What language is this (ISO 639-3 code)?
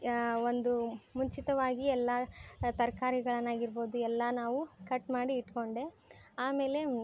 kan